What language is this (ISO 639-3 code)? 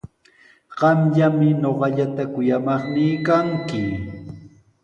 qws